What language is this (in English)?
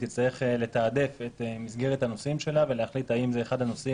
Hebrew